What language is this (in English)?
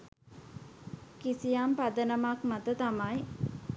Sinhala